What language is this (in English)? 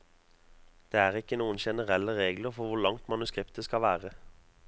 Norwegian